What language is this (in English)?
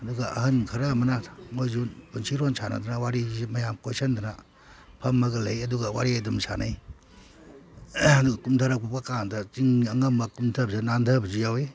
Manipuri